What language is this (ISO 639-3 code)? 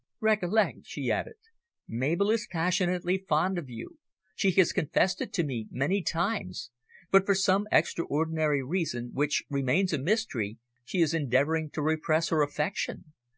eng